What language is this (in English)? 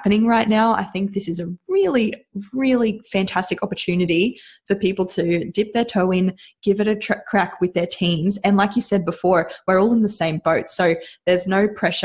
English